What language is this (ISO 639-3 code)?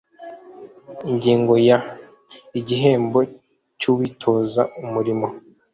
kin